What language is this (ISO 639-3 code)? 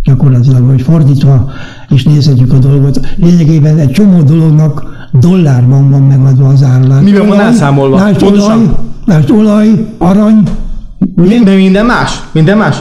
hun